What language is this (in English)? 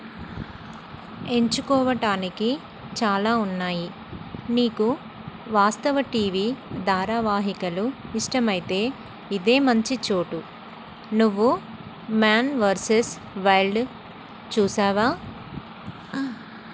Telugu